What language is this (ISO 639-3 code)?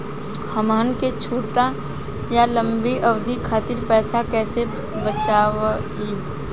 bho